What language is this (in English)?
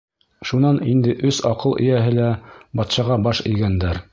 Bashkir